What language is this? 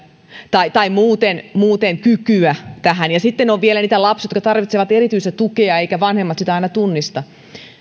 Finnish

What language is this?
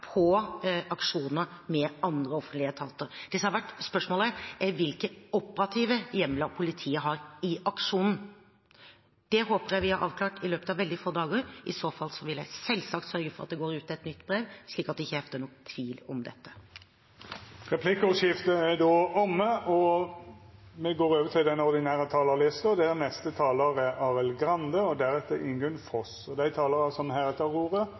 Norwegian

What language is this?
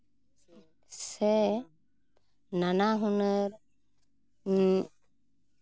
Santali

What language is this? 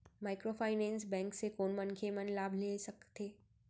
Chhattisgarhi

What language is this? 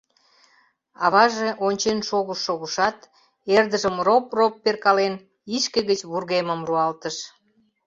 Mari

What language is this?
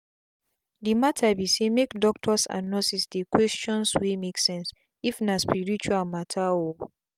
Nigerian Pidgin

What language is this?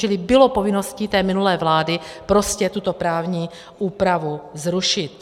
Czech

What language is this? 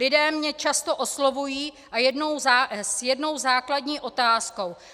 Czech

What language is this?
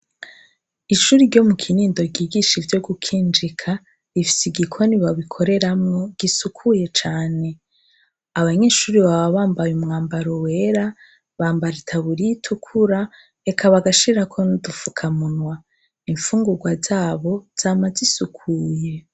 Rundi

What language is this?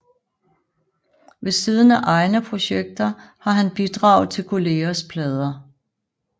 Danish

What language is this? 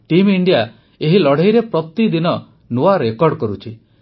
Odia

